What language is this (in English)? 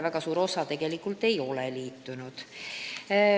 Estonian